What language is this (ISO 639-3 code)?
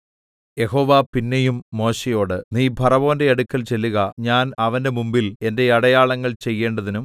mal